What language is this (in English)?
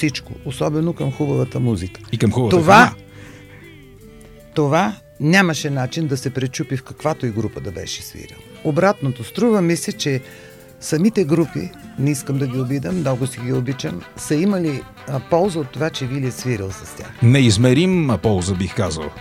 Bulgarian